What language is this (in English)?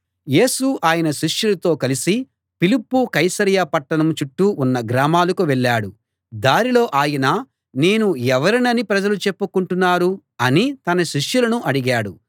Telugu